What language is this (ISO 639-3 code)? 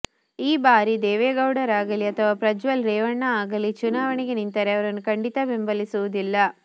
kan